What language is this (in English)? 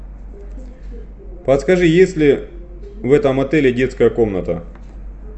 Russian